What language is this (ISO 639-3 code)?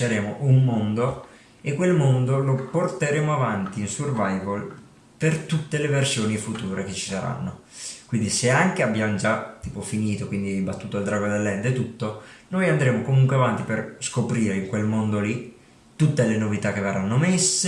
ita